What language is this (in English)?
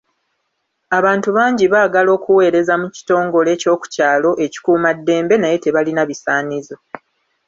Ganda